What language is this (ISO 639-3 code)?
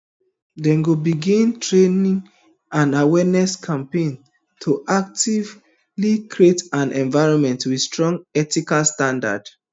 pcm